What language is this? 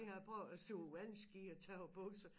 Danish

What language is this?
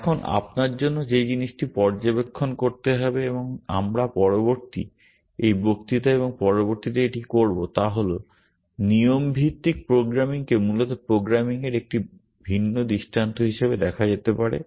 Bangla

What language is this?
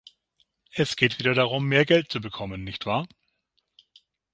German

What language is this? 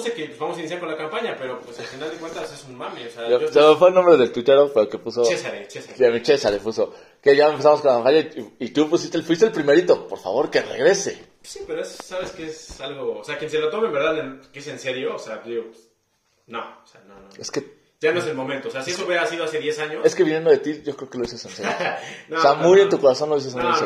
Spanish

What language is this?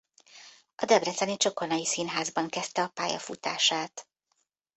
Hungarian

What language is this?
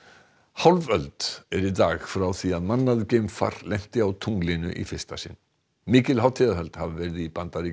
Icelandic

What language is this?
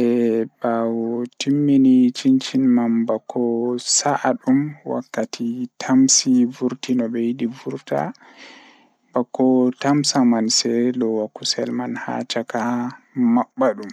Fula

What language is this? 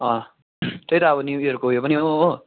Nepali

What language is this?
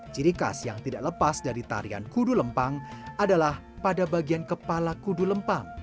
Indonesian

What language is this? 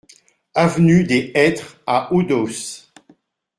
French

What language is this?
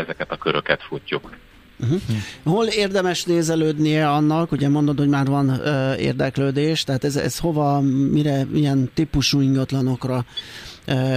Hungarian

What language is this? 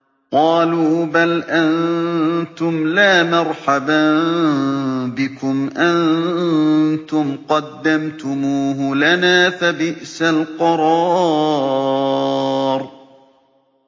Arabic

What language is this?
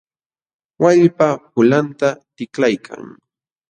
Jauja Wanca Quechua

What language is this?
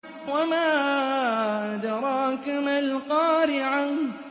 Arabic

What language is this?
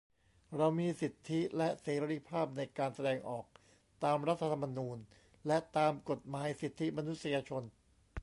Thai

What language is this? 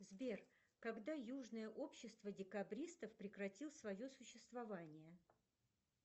Russian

